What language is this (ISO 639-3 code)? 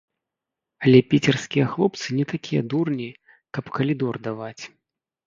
bel